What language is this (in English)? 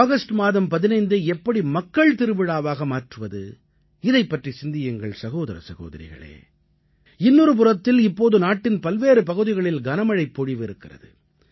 Tamil